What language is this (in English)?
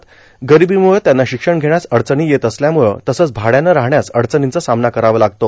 Marathi